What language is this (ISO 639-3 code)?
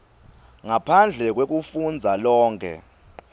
ssw